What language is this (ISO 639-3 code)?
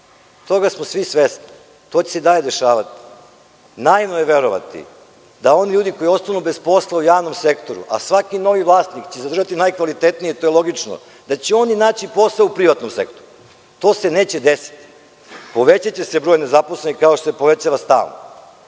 srp